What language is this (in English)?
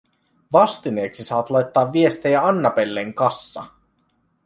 Finnish